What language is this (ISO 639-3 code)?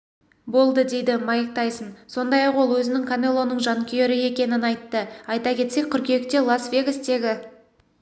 kaz